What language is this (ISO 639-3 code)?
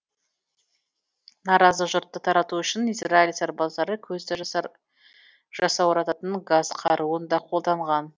kaz